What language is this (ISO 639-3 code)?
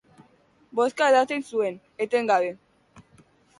eus